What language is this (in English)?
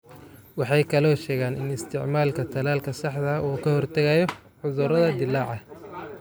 Somali